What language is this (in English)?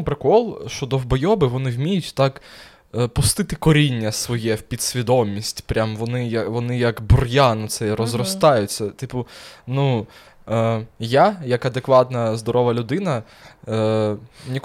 Ukrainian